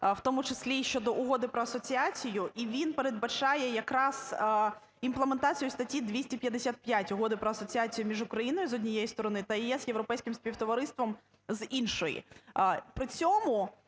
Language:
Ukrainian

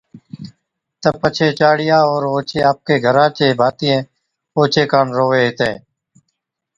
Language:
Od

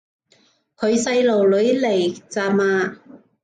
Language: Cantonese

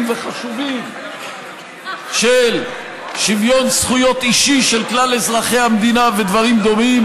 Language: Hebrew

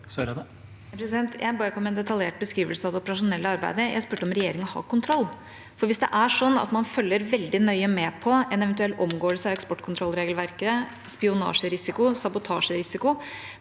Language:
Norwegian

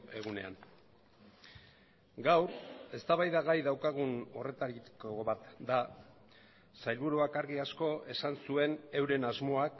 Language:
Basque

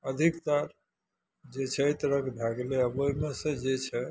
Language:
Maithili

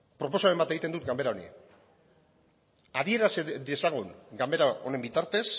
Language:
Basque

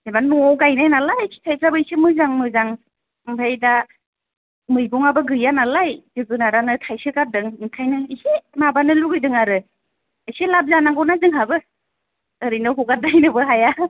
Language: Bodo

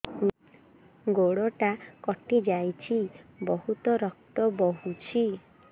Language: Odia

